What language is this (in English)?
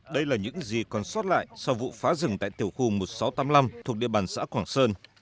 Vietnamese